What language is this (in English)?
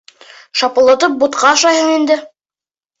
Bashkir